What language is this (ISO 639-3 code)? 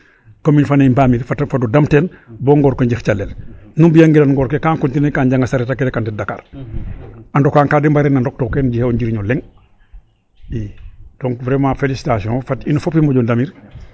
srr